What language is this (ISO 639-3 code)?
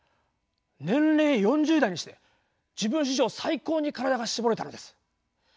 jpn